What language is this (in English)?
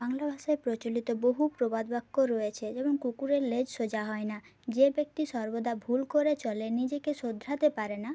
Bangla